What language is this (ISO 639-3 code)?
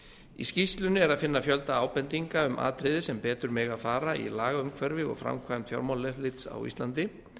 isl